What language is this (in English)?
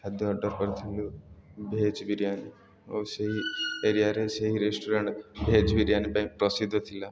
Odia